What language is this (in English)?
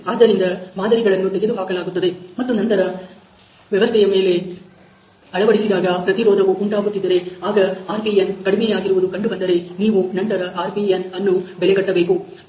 Kannada